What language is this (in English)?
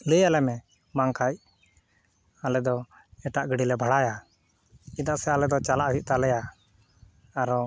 Santali